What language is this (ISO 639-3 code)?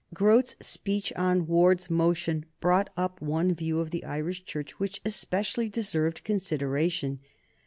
eng